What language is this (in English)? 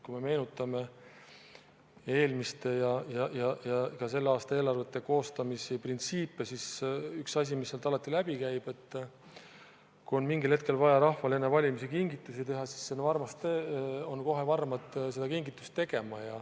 Estonian